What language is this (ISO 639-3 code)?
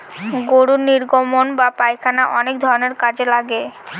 ben